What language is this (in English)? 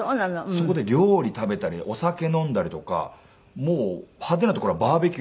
Japanese